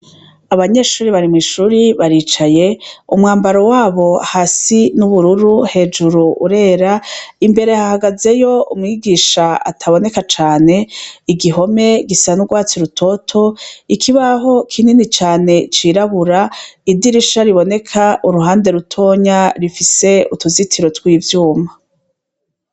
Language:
Rundi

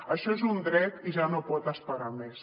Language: Catalan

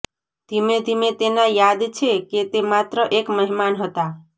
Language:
Gujarati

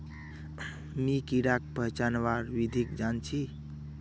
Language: Magahi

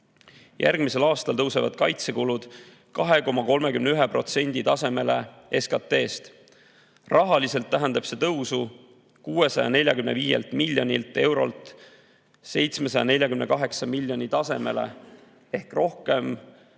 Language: Estonian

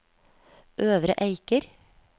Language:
Norwegian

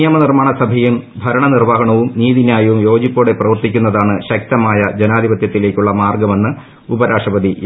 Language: Malayalam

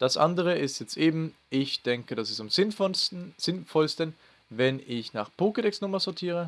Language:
German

